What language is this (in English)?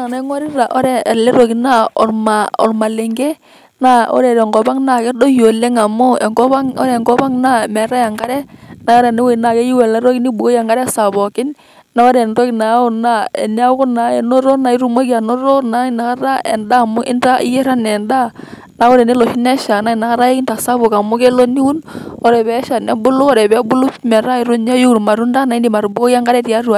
Masai